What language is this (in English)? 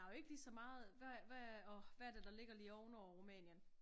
Danish